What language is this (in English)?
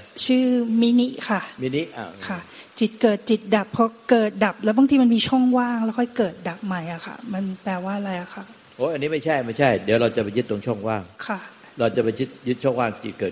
Thai